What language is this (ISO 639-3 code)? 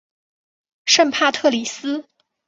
zho